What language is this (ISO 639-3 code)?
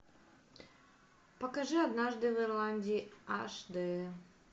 rus